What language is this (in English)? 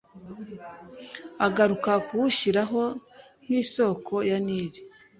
Kinyarwanda